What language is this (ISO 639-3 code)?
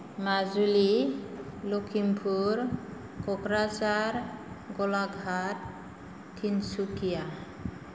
brx